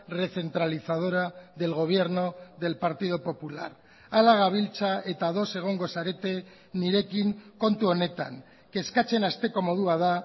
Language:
Basque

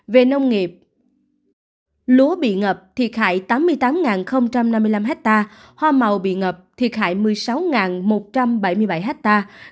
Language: Vietnamese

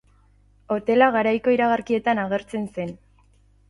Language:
Basque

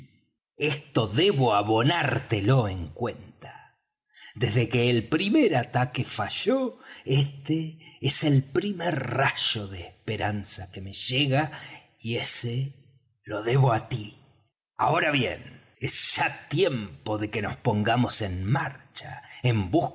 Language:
Spanish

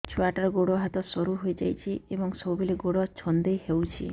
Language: Odia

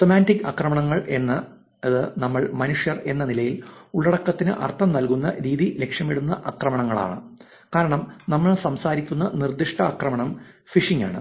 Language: Malayalam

